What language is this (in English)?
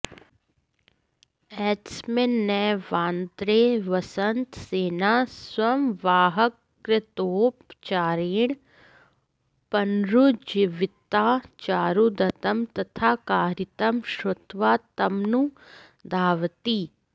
Sanskrit